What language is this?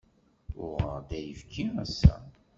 Kabyle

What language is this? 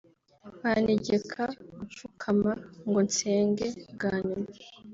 Kinyarwanda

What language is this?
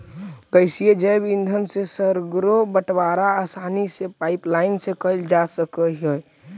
Magahi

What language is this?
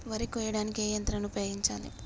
Telugu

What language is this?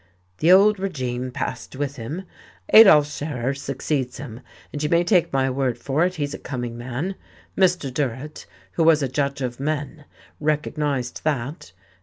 English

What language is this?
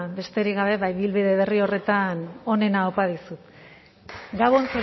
Basque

